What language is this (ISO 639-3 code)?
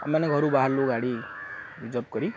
ori